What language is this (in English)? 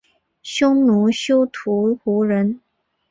Chinese